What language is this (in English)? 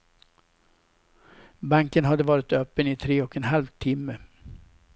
Swedish